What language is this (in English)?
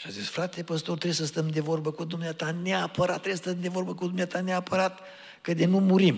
Romanian